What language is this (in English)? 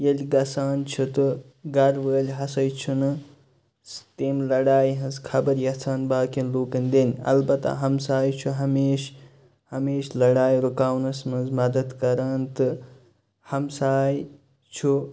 Kashmiri